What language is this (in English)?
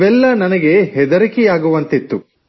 Kannada